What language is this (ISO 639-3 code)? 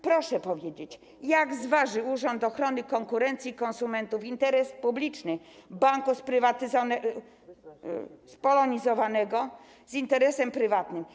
pol